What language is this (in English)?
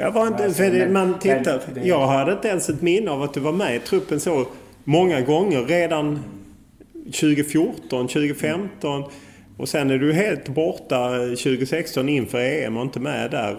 Swedish